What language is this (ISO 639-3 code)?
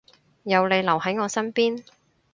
yue